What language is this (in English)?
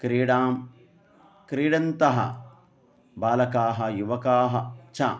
Sanskrit